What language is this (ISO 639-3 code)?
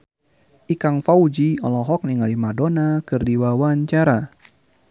sun